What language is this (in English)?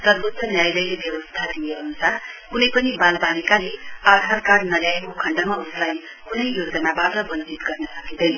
Nepali